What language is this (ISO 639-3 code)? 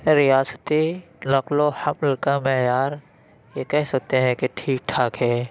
urd